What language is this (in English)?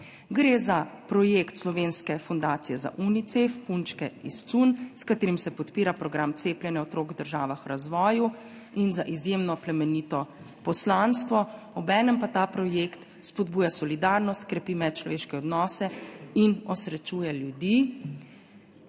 Slovenian